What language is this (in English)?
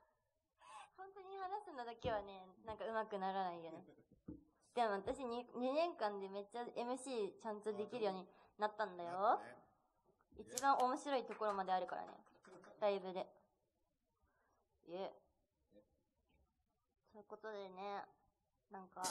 Japanese